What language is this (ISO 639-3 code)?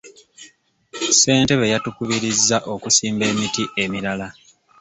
lug